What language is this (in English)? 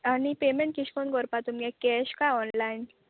Konkani